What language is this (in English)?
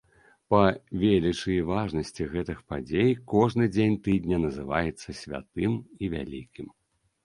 Belarusian